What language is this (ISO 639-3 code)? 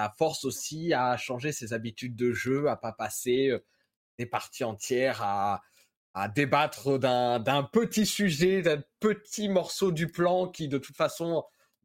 fra